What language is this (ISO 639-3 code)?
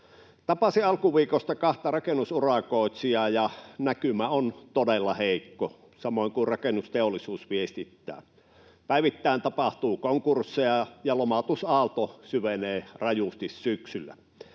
fin